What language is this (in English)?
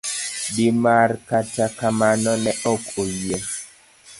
Luo (Kenya and Tanzania)